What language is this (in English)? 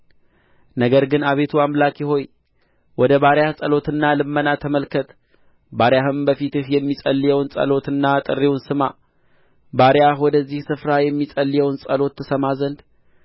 Amharic